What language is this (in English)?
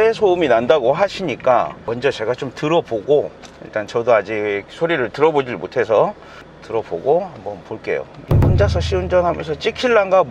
Korean